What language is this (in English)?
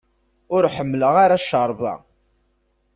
Kabyle